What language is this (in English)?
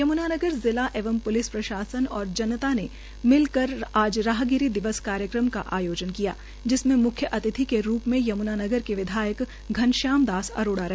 Hindi